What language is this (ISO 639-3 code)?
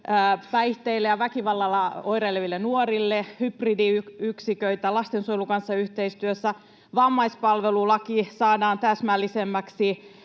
fin